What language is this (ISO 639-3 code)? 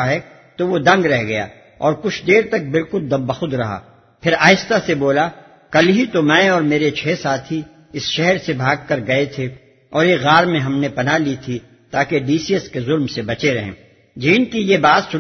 urd